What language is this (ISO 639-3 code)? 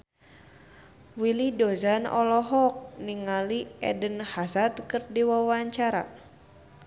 sun